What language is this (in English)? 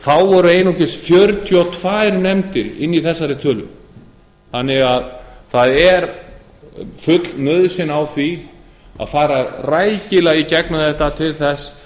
Icelandic